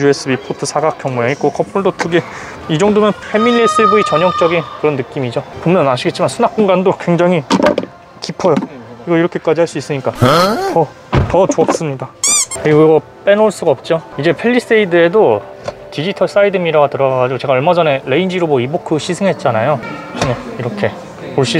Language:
Korean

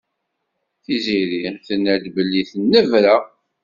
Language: Kabyle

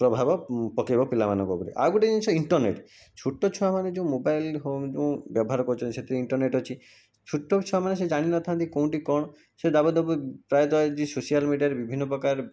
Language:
Odia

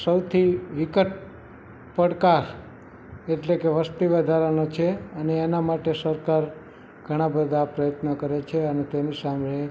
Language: Gujarati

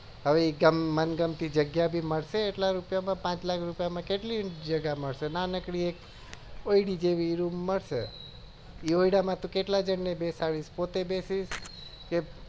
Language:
Gujarati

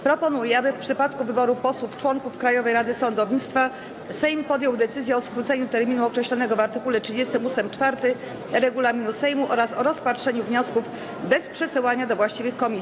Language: Polish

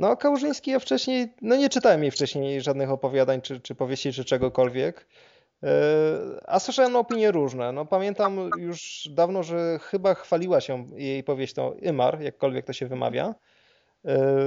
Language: Polish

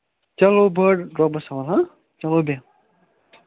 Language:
Kashmiri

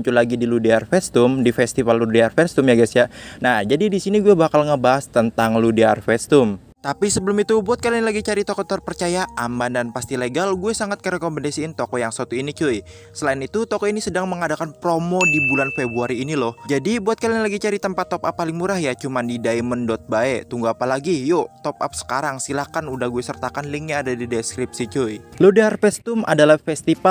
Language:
Indonesian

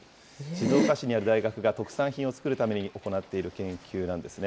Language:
Japanese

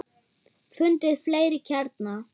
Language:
Icelandic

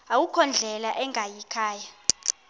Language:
Xhosa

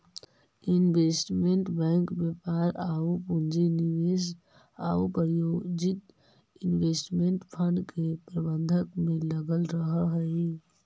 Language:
Magahi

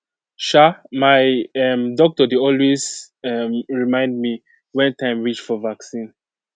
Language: Nigerian Pidgin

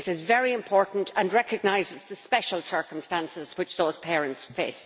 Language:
English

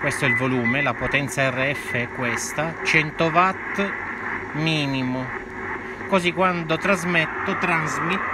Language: Italian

